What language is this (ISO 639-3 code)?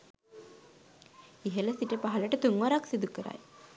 sin